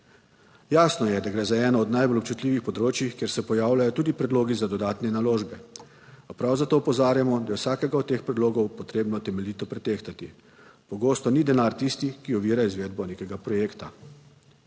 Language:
Slovenian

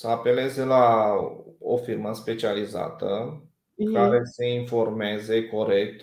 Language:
Romanian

